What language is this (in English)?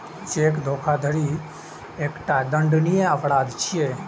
Maithili